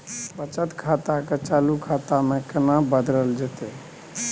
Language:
Maithili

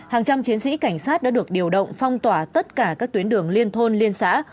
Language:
Vietnamese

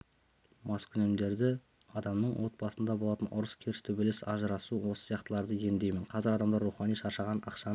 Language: Kazakh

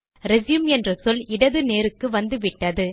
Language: Tamil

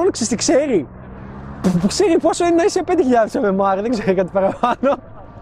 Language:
Greek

